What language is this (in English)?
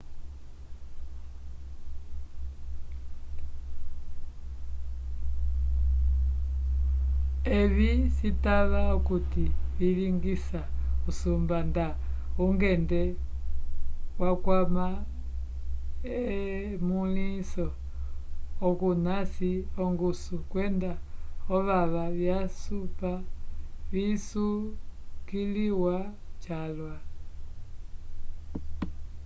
Umbundu